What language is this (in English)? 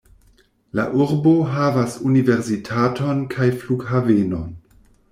Esperanto